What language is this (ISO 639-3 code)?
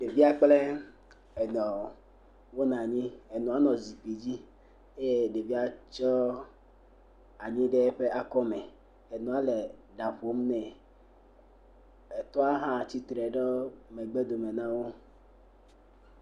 ewe